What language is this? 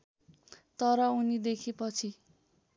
Nepali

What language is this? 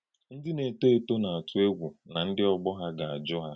Igbo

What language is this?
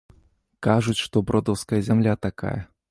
Belarusian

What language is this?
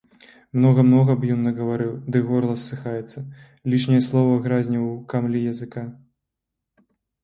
Belarusian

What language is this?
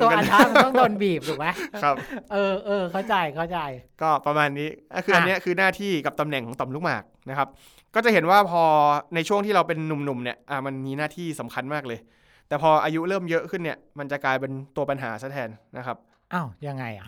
Thai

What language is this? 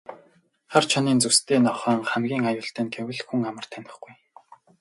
Mongolian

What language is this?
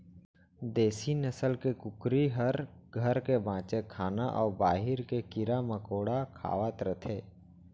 Chhattisgarhi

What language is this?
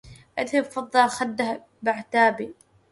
Arabic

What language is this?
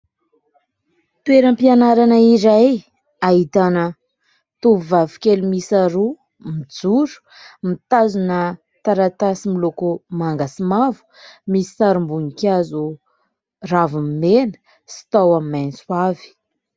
Malagasy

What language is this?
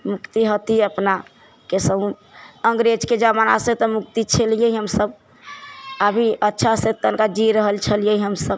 Maithili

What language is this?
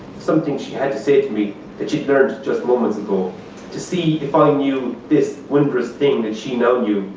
English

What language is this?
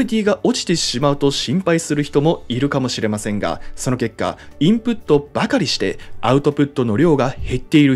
Japanese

